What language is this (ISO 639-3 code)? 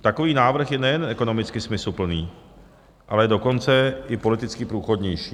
ces